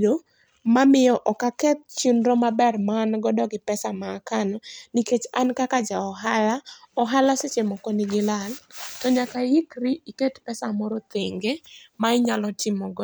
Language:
Luo (Kenya and Tanzania)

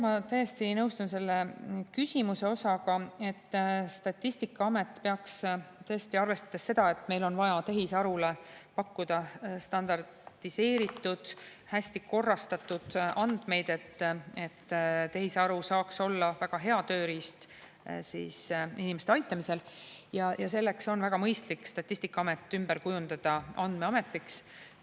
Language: Estonian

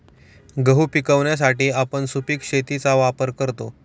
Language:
Marathi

